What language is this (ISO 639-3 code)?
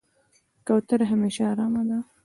pus